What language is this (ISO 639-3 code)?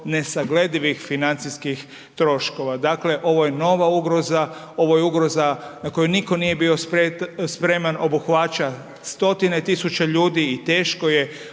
hrv